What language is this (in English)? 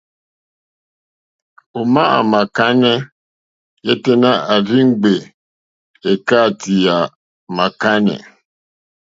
Mokpwe